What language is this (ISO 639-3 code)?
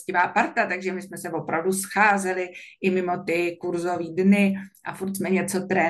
ces